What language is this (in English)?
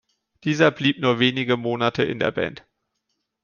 German